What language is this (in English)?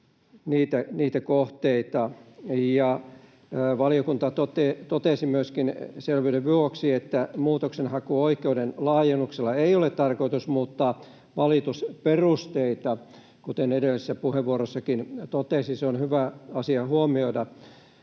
Finnish